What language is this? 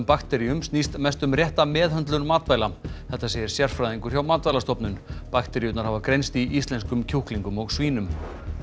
Icelandic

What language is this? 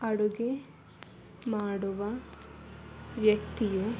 Kannada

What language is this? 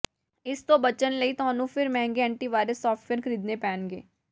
Punjabi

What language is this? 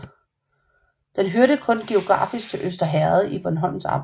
Danish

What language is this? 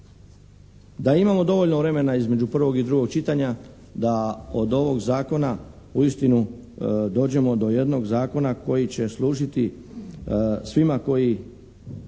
Croatian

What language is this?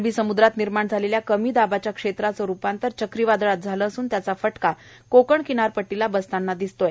Marathi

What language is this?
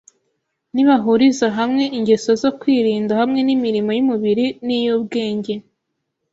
Kinyarwanda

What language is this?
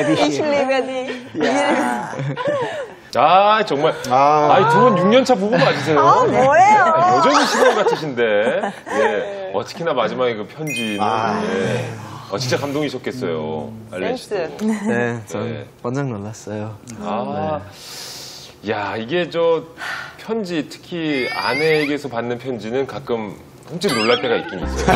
Korean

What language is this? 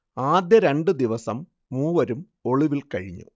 Malayalam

